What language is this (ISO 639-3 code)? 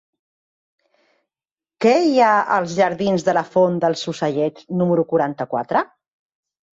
cat